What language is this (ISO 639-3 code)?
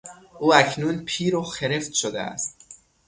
fas